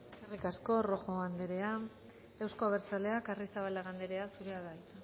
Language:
Basque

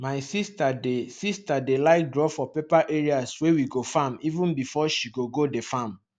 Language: Nigerian Pidgin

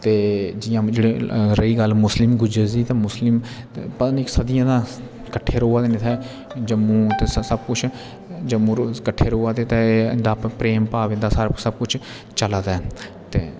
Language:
Dogri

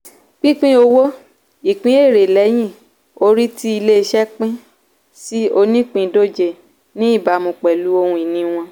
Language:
Yoruba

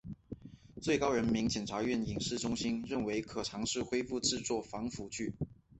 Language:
Chinese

